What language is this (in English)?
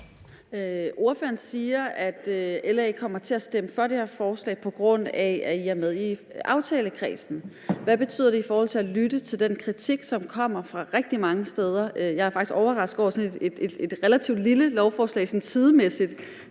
Danish